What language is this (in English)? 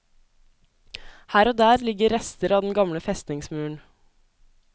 Norwegian